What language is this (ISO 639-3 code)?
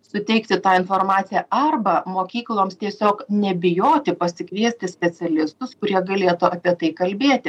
lit